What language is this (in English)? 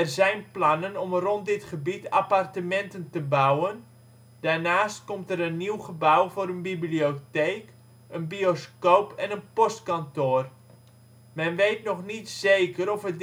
Dutch